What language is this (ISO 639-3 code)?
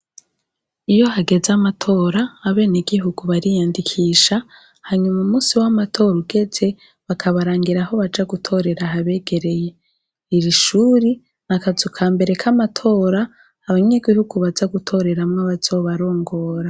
run